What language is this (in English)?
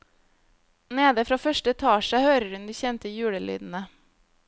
Norwegian